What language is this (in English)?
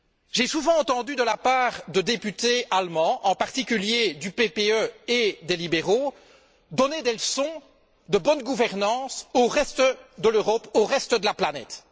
French